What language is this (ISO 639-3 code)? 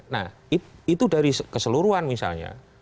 ind